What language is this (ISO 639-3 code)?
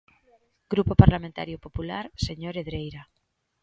glg